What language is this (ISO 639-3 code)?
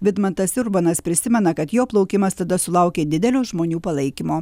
lit